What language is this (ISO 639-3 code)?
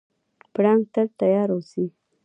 pus